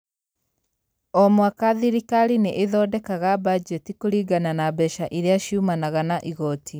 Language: Kikuyu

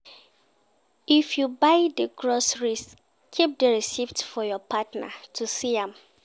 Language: Nigerian Pidgin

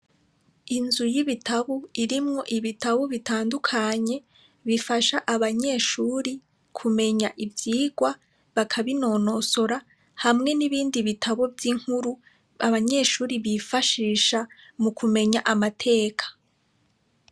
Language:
Rundi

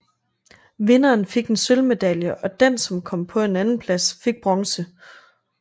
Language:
Danish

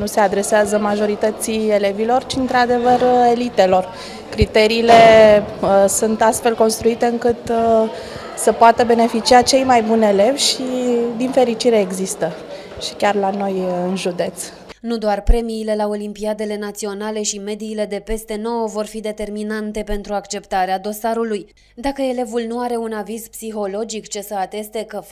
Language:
Romanian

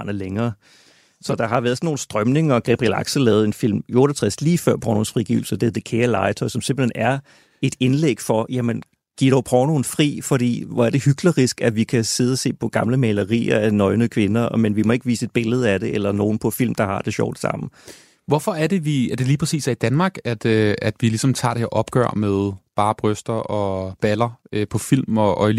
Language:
Danish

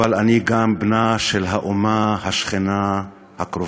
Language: Hebrew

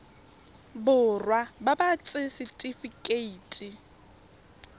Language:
Tswana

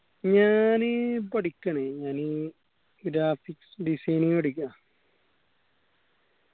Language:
Malayalam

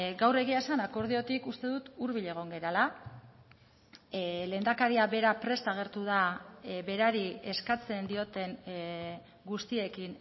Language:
Basque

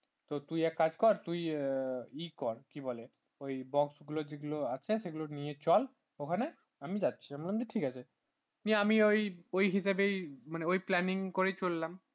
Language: Bangla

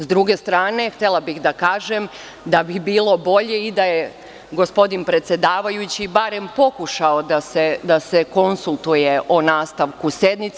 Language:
Serbian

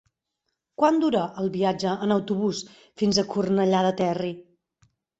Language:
Catalan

